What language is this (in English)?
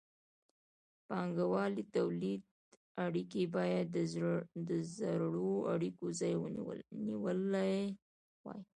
Pashto